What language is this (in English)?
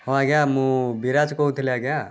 Odia